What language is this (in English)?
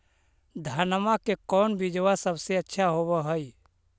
Magahi